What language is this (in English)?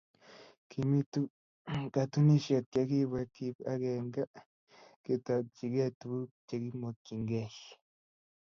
Kalenjin